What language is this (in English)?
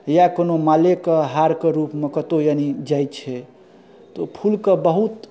Maithili